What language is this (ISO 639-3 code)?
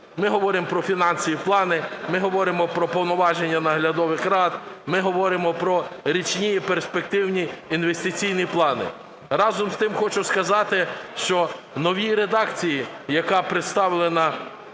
ukr